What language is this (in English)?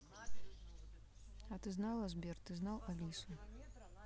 Russian